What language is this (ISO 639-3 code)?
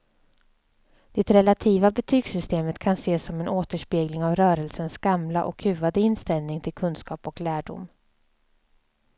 swe